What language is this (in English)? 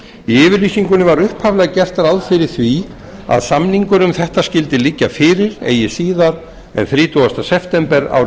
Icelandic